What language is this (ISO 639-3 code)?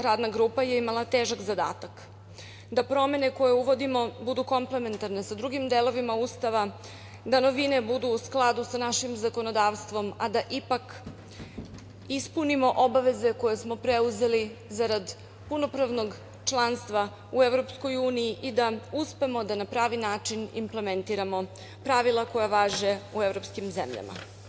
srp